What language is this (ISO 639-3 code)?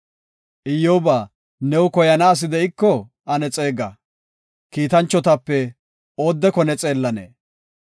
gof